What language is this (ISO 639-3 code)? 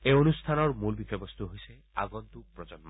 asm